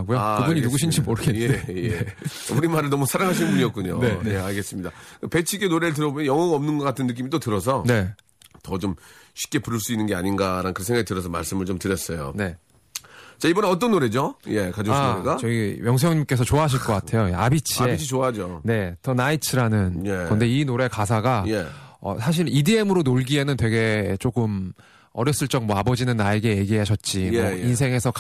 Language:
Korean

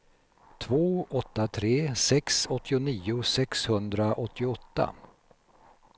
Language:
Swedish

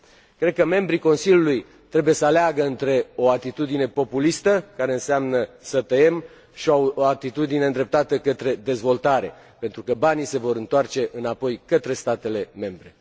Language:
Romanian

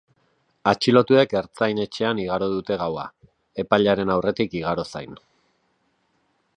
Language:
Basque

